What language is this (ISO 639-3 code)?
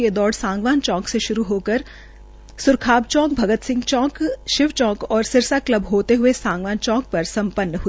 hin